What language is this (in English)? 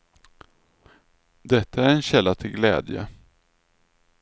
Swedish